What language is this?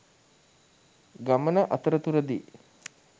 Sinhala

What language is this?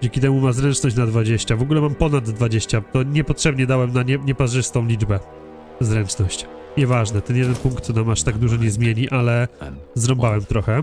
Polish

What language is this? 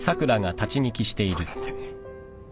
Japanese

